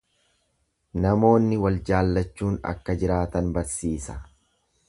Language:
Oromo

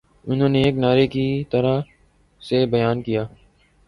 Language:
Urdu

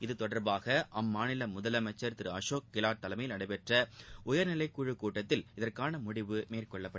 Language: Tamil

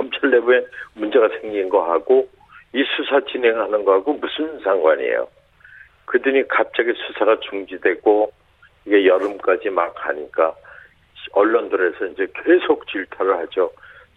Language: Korean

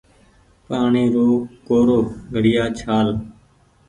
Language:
Goaria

